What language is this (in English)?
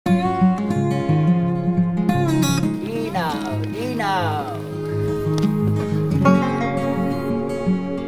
Vietnamese